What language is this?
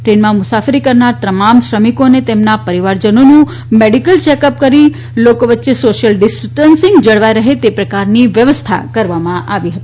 Gujarati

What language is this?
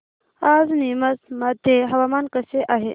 Marathi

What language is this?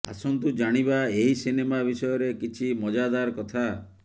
Odia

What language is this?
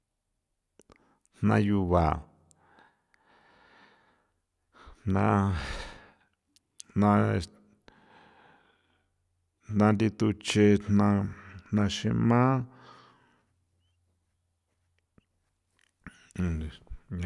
San Felipe Otlaltepec Popoloca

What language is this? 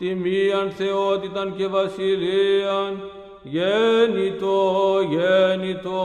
Greek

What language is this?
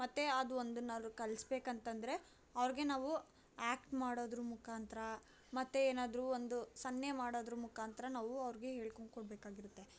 Kannada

